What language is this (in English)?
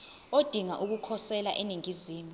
Zulu